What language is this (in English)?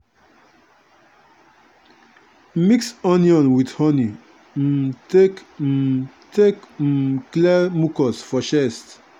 Nigerian Pidgin